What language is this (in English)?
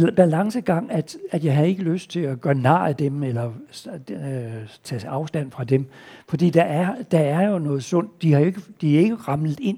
Danish